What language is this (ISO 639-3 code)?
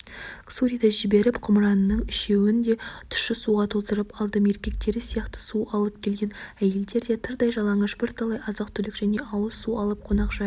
kaz